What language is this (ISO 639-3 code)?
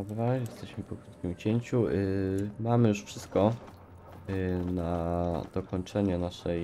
pol